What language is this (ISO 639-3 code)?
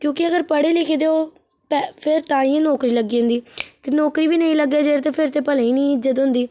doi